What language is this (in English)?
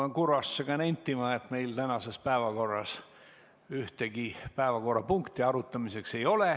Estonian